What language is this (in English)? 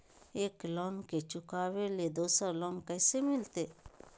Magahi